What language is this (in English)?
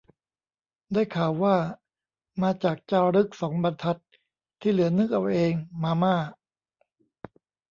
Thai